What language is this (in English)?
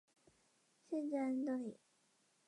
Chinese